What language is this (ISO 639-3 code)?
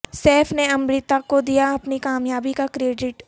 urd